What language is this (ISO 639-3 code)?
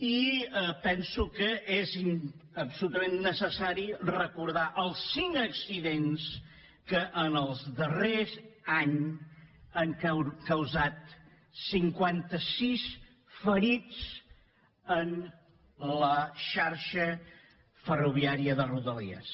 cat